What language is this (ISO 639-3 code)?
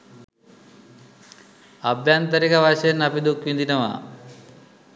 sin